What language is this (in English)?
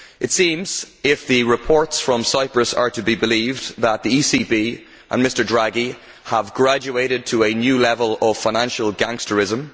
English